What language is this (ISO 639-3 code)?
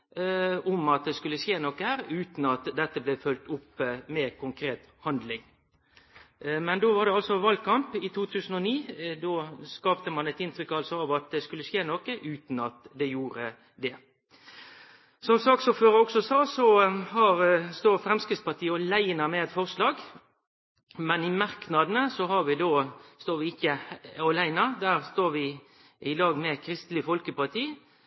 nno